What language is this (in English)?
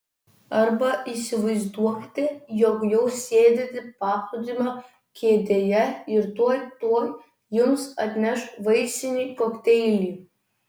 Lithuanian